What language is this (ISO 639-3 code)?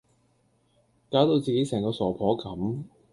yue